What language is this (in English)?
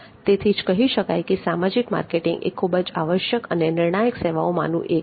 Gujarati